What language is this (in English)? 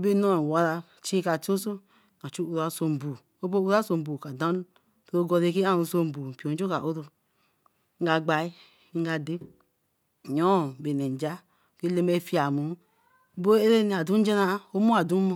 Eleme